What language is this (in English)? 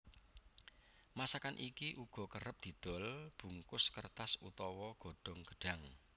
Javanese